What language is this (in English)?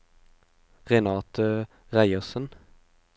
Norwegian